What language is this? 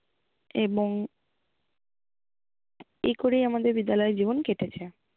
Bangla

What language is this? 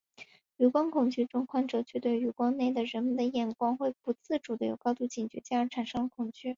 Chinese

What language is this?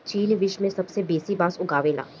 Bhojpuri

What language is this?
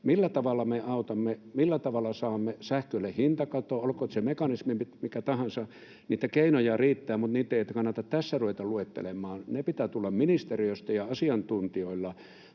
Finnish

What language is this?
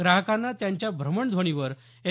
Marathi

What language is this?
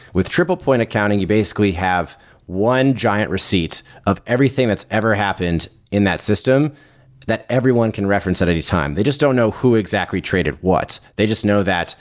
English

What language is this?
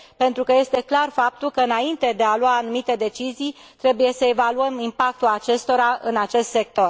Romanian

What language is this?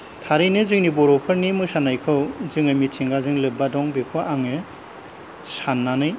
Bodo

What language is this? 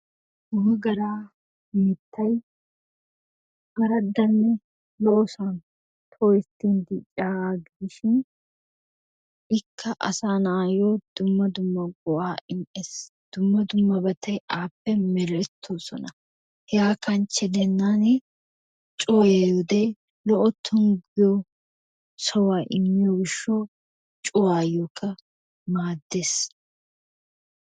Wolaytta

